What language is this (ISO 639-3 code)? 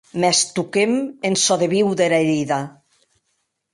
oci